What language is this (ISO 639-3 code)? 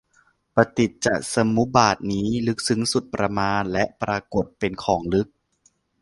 tha